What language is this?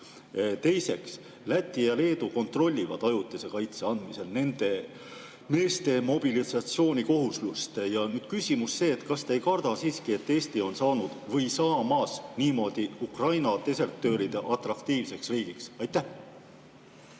Estonian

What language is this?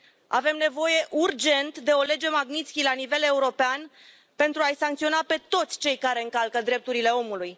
Romanian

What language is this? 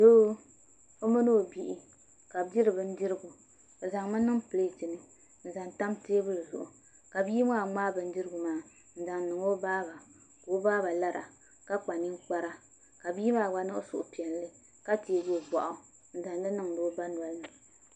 Dagbani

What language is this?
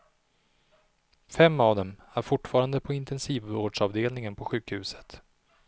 Swedish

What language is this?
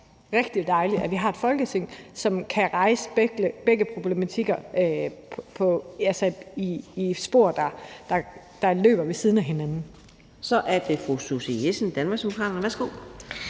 Danish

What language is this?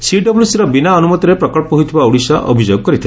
Odia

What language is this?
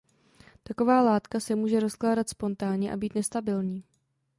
Czech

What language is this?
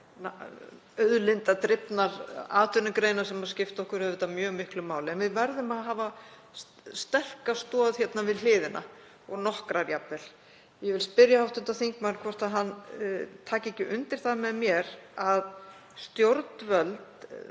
Icelandic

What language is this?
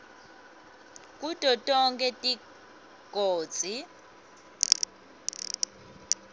Swati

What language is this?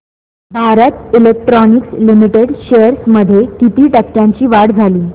Marathi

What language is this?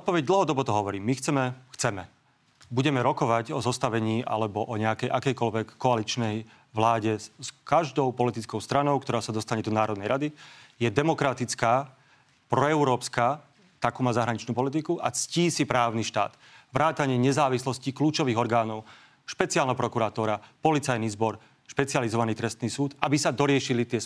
Slovak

